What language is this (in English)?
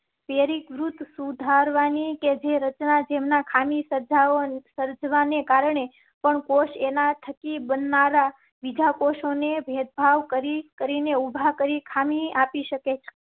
Gujarati